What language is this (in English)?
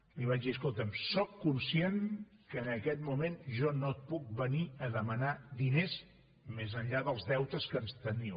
Catalan